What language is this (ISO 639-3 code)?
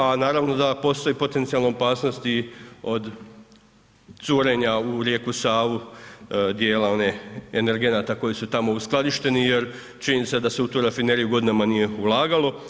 hrv